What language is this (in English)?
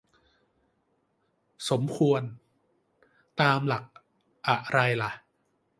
Thai